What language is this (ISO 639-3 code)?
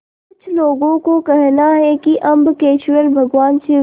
hin